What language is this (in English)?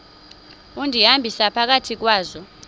Xhosa